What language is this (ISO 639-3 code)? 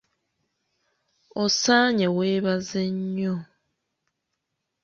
lug